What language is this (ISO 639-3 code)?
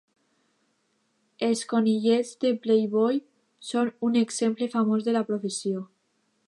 cat